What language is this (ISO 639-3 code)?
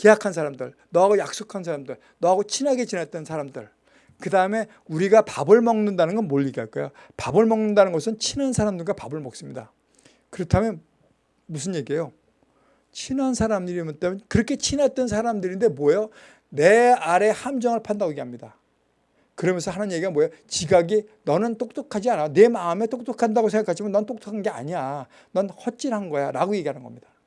kor